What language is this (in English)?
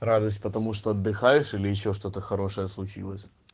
Russian